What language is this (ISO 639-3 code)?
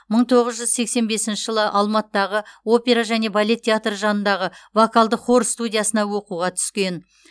kaz